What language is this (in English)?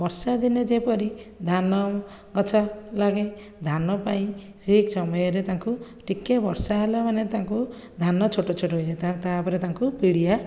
Odia